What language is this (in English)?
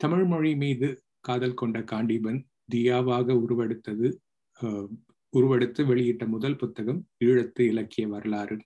Tamil